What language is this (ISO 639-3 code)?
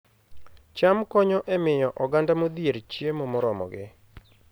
luo